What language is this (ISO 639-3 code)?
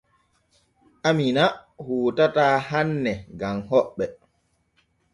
fue